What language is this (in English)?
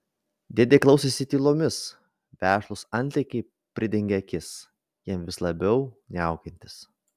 Lithuanian